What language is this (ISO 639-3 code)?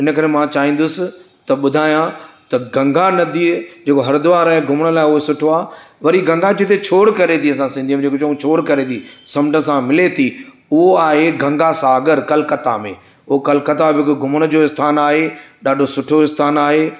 snd